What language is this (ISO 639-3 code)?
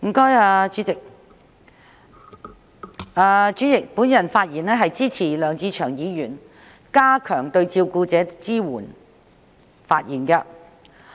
yue